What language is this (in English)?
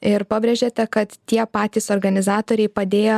Lithuanian